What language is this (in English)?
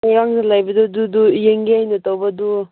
Manipuri